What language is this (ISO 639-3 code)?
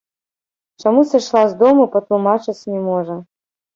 bel